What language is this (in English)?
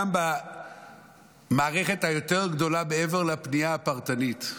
Hebrew